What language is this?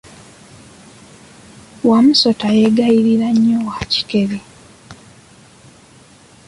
Ganda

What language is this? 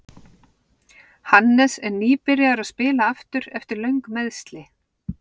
Icelandic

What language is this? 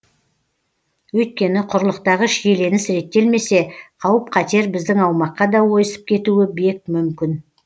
Kazakh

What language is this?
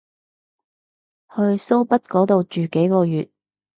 Cantonese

